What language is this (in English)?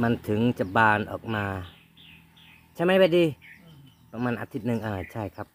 Thai